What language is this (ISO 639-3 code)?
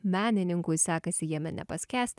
lit